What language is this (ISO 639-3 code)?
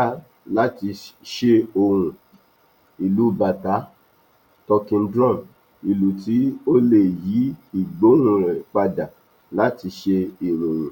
yor